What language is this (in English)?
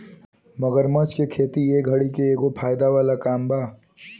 Bhojpuri